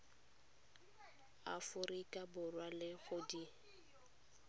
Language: Tswana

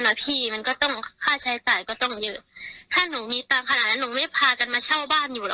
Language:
Thai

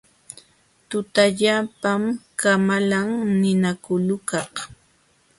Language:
Jauja Wanca Quechua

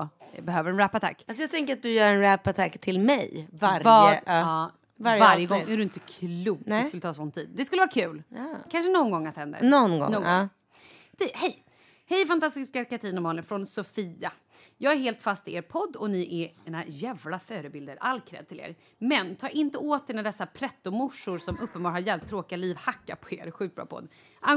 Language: Swedish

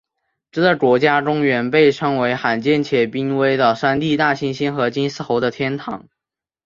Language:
Chinese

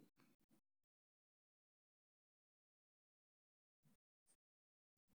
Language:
Somali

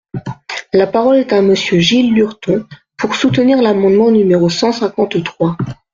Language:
French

